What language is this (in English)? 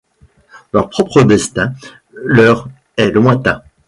French